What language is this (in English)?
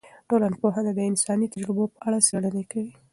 Pashto